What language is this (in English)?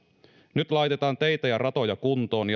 Finnish